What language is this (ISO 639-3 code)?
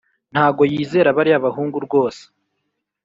kin